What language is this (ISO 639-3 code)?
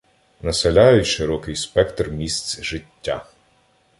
ukr